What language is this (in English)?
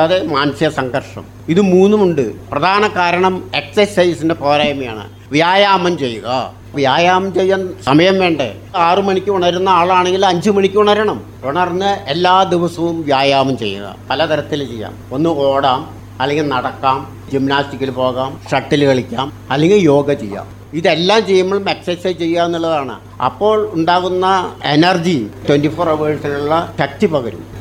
Malayalam